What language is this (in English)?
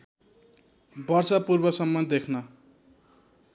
Nepali